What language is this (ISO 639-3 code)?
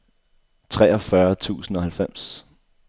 dan